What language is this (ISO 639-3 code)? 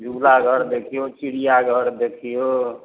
mai